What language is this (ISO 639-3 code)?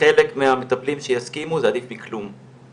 heb